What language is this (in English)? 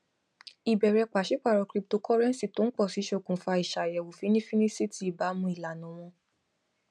Yoruba